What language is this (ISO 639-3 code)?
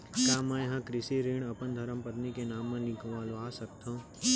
hne